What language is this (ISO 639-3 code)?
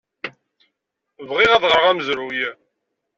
kab